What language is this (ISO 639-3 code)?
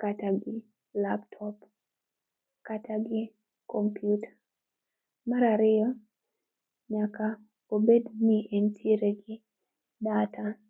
luo